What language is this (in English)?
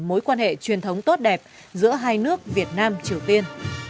Vietnamese